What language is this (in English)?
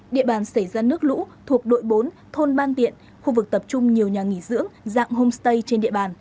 Vietnamese